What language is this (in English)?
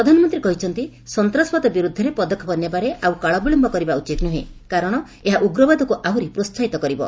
Odia